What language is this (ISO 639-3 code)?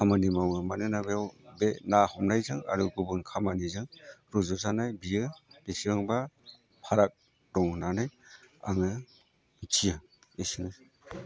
brx